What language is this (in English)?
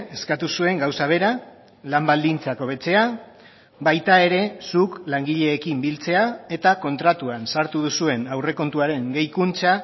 Basque